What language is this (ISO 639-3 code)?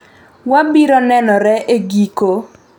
luo